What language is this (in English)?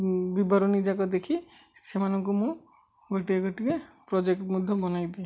Odia